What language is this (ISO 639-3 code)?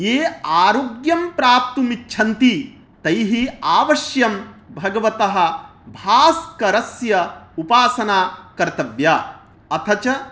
san